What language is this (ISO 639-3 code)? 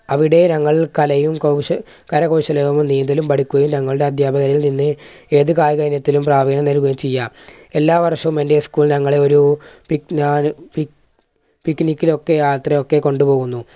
mal